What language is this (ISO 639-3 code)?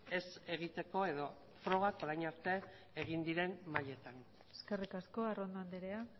eus